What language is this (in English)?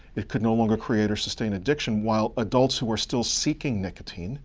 English